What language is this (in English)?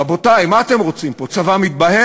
Hebrew